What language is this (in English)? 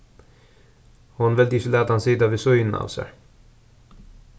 Faroese